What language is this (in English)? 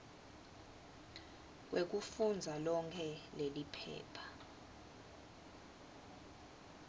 Swati